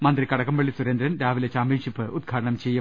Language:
Malayalam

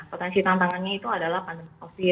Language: Indonesian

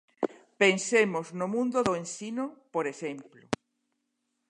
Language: Galician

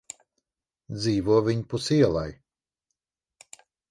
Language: Latvian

